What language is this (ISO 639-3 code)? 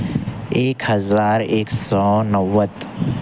urd